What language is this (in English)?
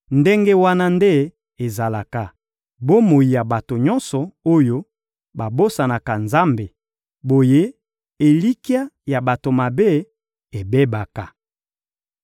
Lingala